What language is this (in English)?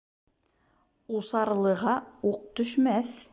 Bashkir